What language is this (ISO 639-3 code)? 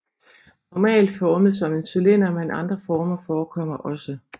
dan